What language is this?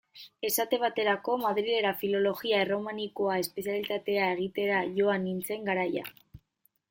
Basque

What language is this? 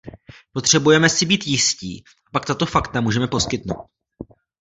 Czech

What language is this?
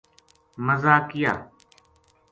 Gujari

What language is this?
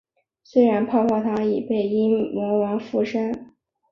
Chinese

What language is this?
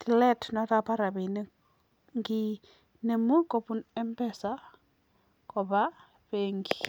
Kalenjin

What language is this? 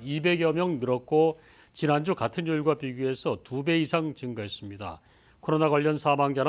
Korean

